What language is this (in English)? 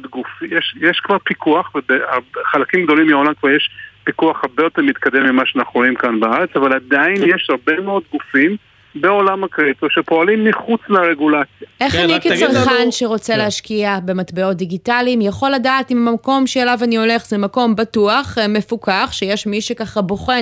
Hebrew